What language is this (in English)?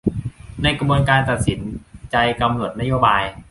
Thai